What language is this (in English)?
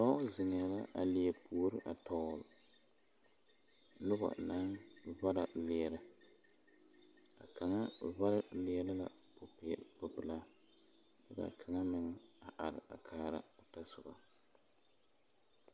Southern Dagaare